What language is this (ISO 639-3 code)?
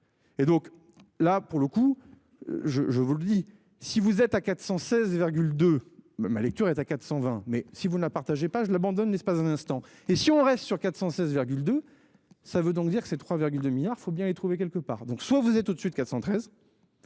fra